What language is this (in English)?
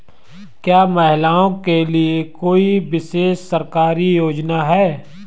Hindi